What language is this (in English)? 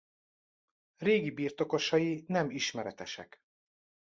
Hungarian